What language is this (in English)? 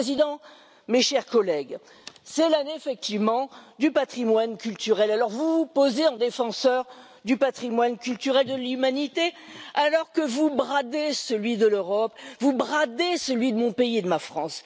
French